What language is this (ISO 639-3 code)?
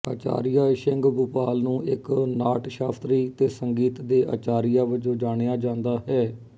pan